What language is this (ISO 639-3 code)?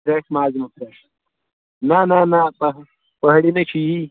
kas